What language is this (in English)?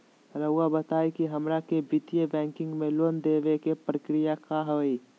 Magahi